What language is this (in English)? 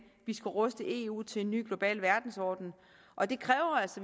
Danish